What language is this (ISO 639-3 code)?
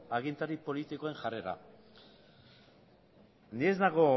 eus